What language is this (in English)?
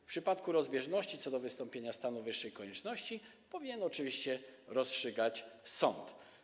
Polish